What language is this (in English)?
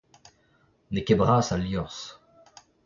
Breton